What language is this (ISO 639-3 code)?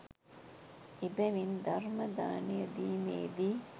sin